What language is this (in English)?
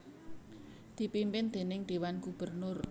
Javanese